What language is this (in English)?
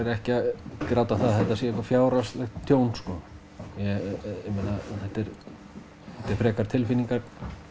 Icelandic